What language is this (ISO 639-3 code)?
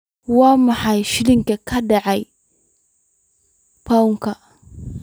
som